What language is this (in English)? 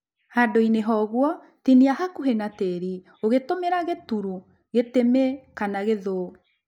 Kikuyu